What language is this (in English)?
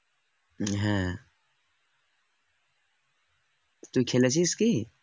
Bangla